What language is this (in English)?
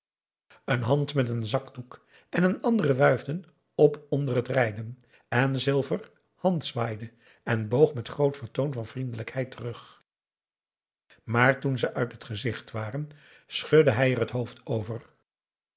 Dutch